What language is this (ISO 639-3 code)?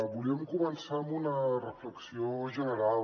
cat